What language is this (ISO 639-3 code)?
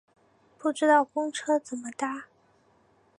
zho